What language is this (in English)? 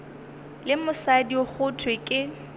Northern Sotho